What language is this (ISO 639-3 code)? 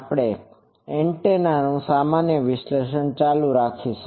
guj